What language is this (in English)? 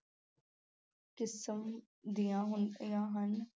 Punjabi